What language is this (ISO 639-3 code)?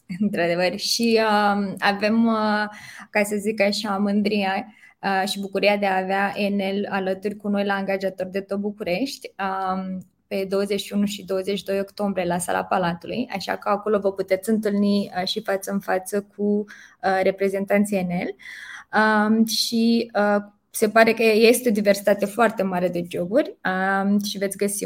ron